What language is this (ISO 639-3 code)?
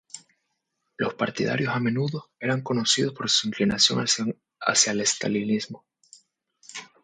spa